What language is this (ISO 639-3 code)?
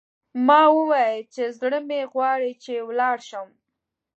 pus